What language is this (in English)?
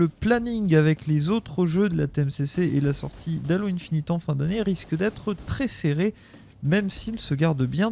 French